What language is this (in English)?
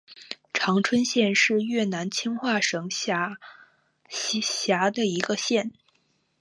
Chinese